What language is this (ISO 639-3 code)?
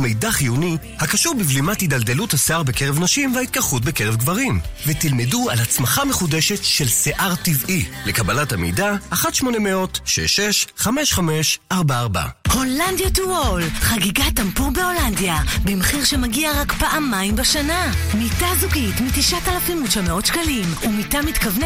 heb